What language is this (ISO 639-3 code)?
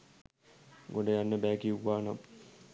sin